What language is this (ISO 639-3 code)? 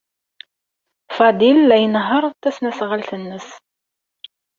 kab